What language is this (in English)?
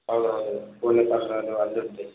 Telugu